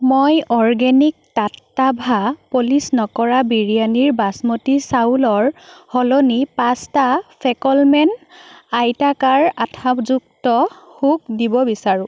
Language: Assamese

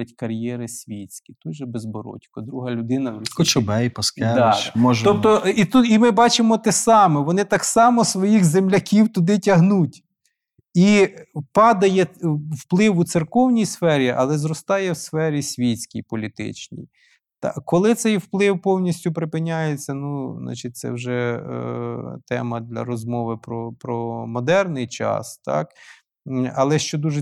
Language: Ukrainian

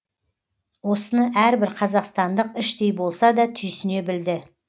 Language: Kazakh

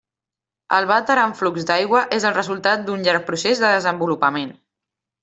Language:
Catalan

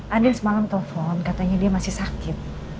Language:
Indonesian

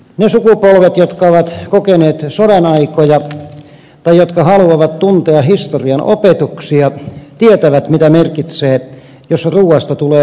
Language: Finnish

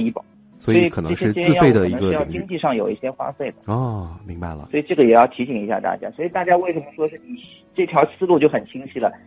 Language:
Chinese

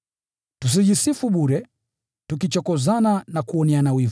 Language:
Swahili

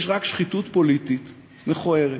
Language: Hebrew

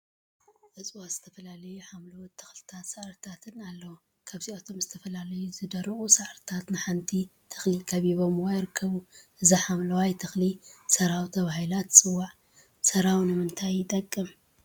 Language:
Tigrinya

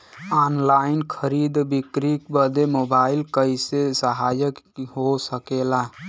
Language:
Bhojpuri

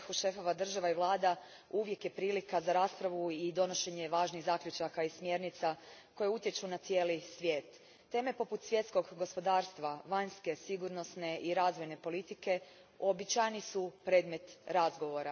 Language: Croatian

